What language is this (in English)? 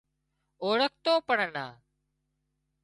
Wadiyara Koli